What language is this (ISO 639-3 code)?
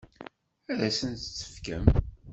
kab